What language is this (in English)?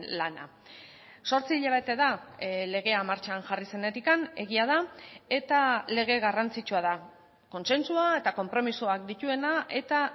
Basque